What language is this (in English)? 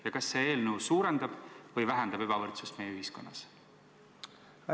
Estonian